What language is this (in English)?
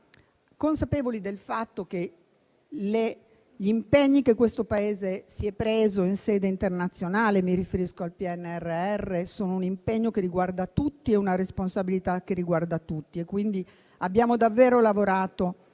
Italian